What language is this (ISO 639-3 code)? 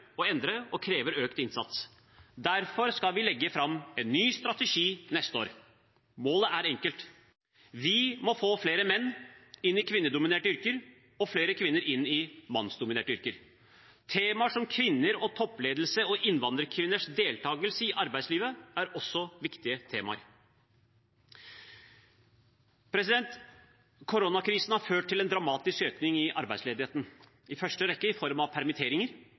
nob